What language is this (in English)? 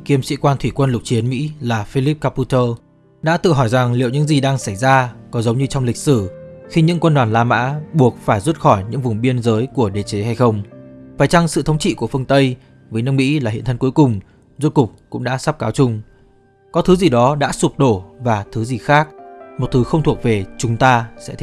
Vietnamese